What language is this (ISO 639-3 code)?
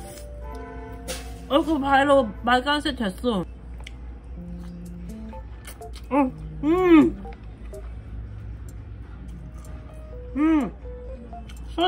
kor